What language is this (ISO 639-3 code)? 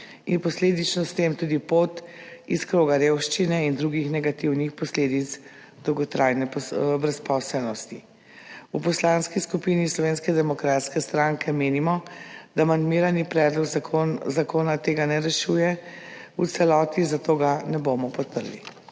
slv